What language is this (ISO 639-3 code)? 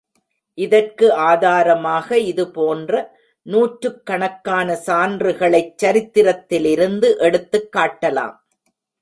tam